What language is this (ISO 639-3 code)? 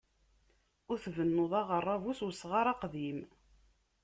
kab